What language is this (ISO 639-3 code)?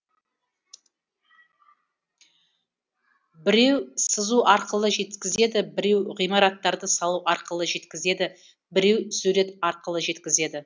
kaz